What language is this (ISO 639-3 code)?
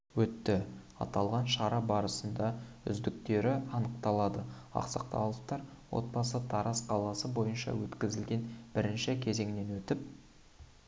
kaz